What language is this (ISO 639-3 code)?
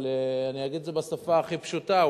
heb